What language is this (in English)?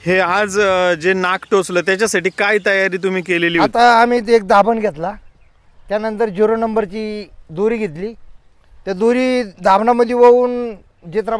Romanian